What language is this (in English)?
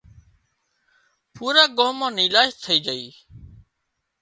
Wadiyara Koli